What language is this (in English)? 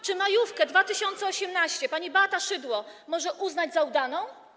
Polish